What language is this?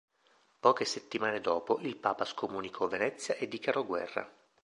Italian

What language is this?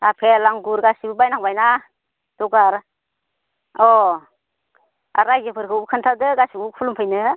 Bodo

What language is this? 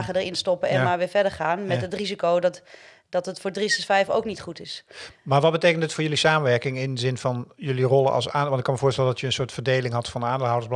Dutch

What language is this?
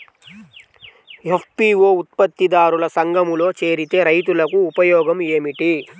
Telugu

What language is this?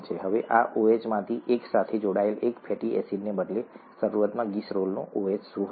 Gujarati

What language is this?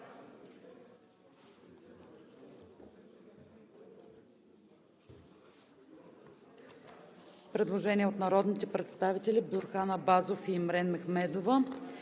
Bulgarian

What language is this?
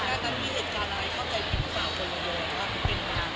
Thai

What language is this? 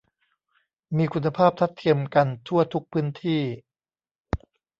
Thai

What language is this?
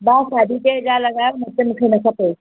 Sindhi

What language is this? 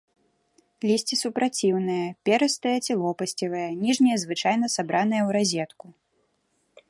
Belarusian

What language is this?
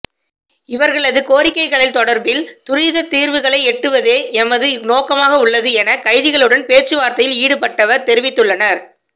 Tamil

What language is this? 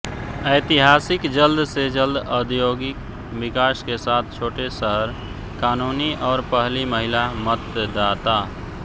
Hindi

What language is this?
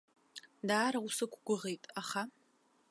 Abkhazian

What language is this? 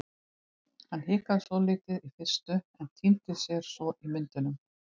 Icelandic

